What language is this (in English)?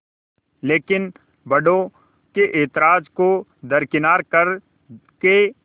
Hindi